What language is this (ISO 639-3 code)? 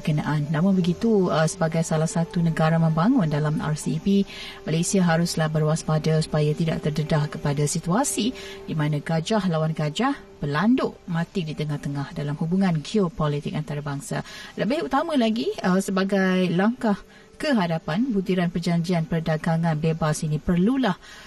msa